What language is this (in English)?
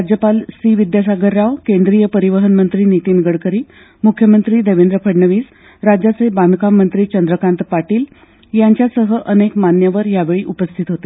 Marathi